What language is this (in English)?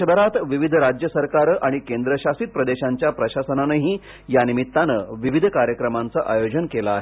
Marathi